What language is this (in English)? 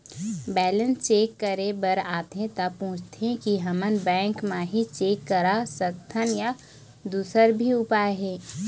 Chhattisgarhi